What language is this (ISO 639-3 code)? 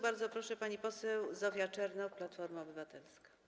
pol